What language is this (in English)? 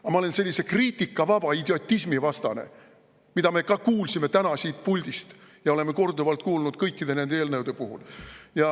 Estonian